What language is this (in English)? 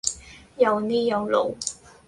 Cantonese